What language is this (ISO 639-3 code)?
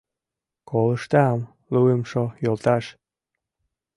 chm